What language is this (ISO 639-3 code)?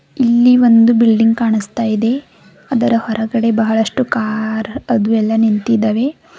kan